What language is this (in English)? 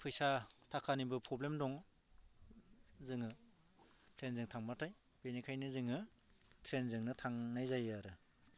Bodo